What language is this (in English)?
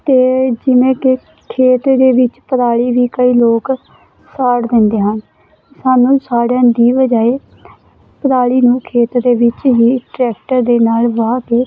Punjabi